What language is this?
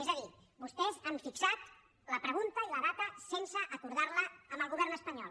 Catalan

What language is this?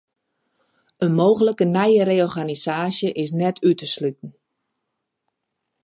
Western Frisian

